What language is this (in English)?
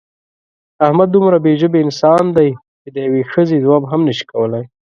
Pashto